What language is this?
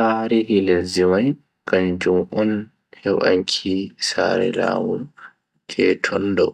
Bagirmi Fulfulde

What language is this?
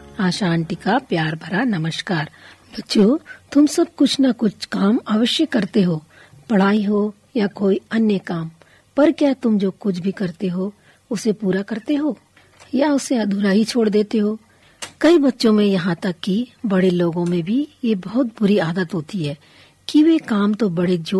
Hindi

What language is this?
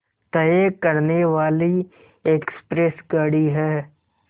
Hindi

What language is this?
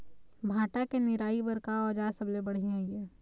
Chhattisgarhi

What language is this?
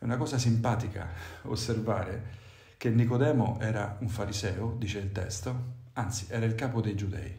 Italian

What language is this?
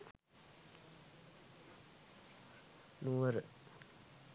Sinhala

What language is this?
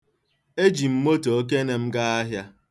Igbo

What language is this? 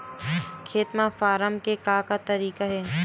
Chhattisgarhi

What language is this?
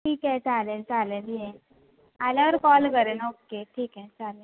Marathi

